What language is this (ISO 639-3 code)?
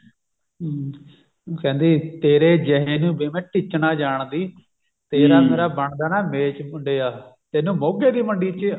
pan